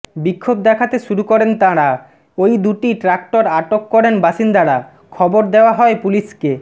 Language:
Bangla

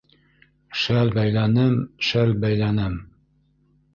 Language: Bashkir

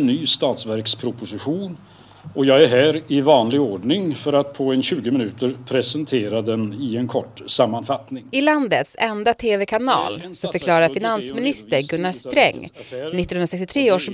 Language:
Swedish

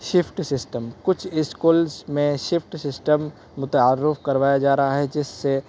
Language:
Urdu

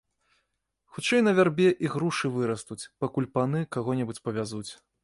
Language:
Belarusian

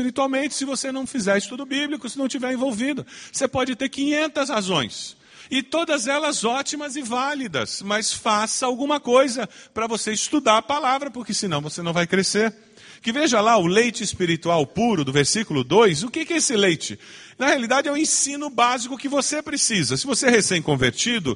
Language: Portuguese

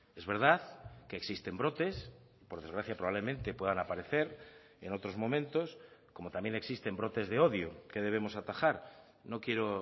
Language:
Spanish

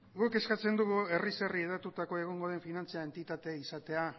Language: Basque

